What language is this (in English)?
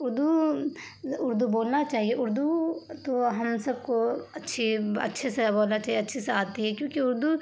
Urdu